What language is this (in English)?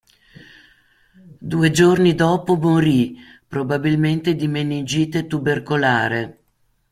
Italian